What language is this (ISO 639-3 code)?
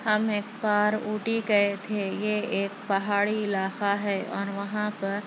urd